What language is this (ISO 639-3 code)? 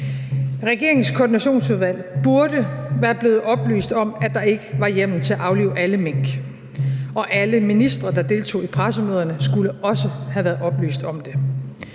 dan